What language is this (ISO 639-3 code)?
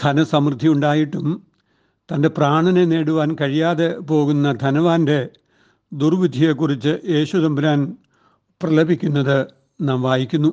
mal